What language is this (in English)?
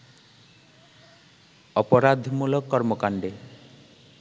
Bangla